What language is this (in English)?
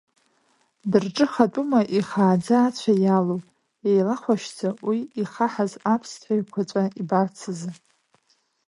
Abkhazian